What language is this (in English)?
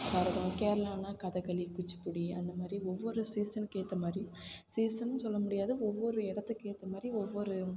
Tamil